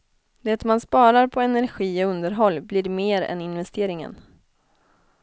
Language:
Swedish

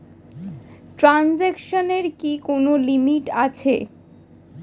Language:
Bangla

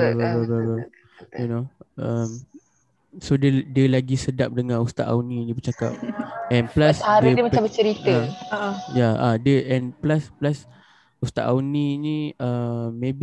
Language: Malay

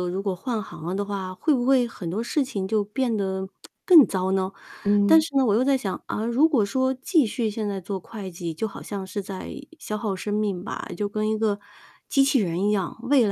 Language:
Chinese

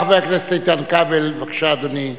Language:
Hebrew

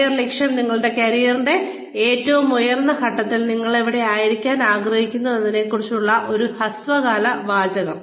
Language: Malayalam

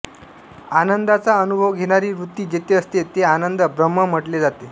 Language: Marathi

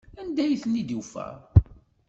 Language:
Kabyle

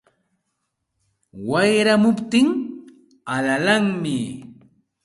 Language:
Santa Ana de Tusi Pasco Quechua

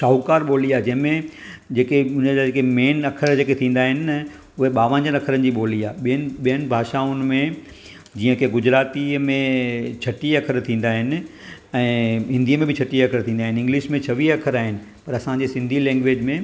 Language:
Sindhi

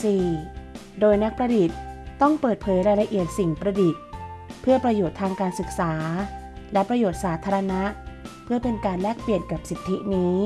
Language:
Thai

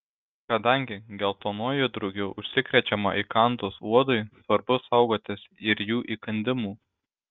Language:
Lithuanian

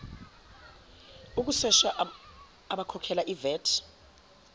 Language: Zulu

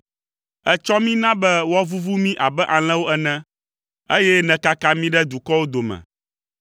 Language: Ewe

